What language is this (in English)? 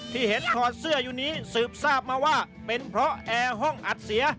Thai